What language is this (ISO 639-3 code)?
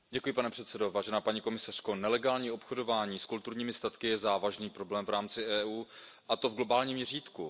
ces